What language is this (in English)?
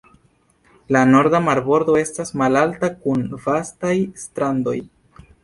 Esperanto